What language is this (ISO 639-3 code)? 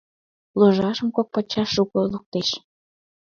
chm